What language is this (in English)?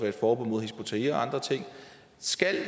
Danish